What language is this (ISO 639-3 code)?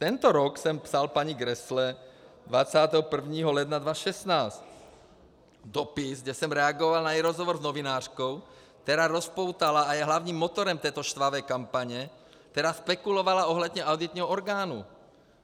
ces